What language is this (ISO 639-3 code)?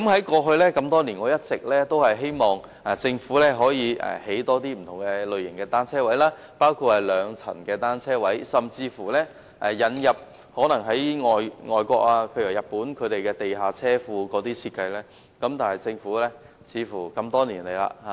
yue